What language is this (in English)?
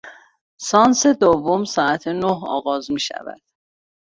Persian